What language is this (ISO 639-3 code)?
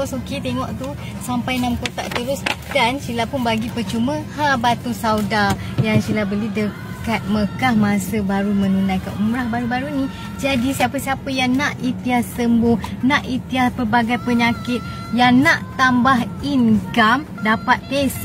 msa